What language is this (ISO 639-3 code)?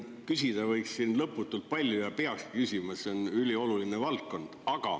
est